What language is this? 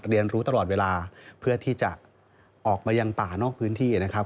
Thai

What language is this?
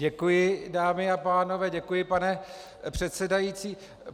Czech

